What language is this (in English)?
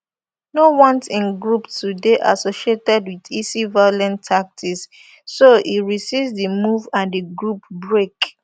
Nigerian Pidgin